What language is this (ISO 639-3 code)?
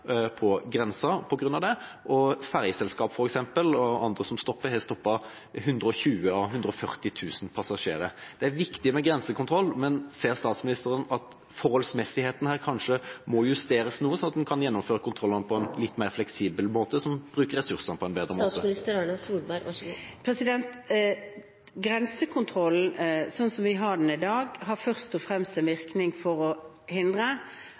nob